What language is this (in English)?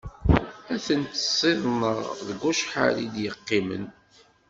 Kabyle